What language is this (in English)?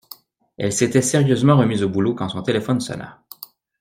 French